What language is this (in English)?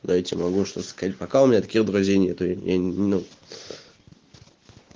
Russian